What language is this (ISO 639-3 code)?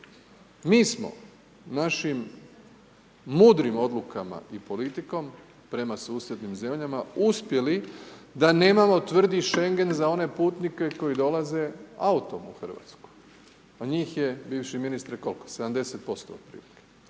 hrv